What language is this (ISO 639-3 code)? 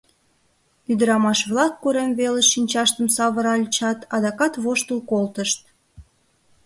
chm